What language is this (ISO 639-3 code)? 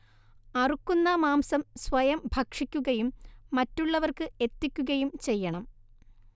mal